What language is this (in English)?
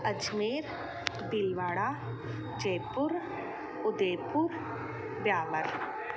Sindhi